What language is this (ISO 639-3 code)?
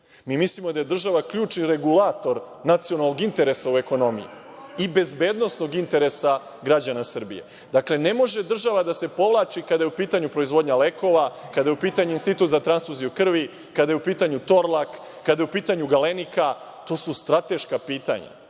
srp